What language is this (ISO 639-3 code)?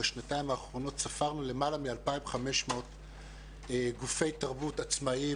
heb